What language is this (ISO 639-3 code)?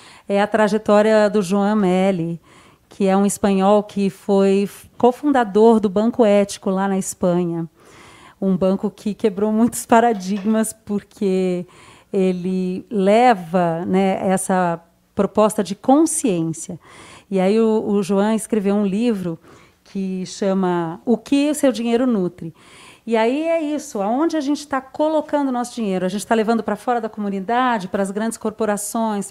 por